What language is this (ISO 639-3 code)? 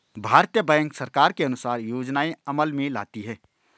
hin